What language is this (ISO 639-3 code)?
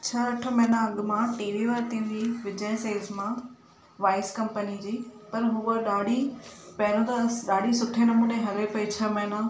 snd